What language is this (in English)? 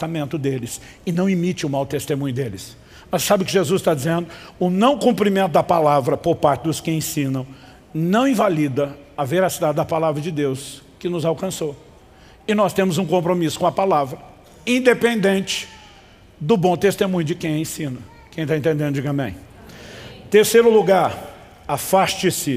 Portuguese